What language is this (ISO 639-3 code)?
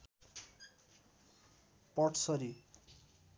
nep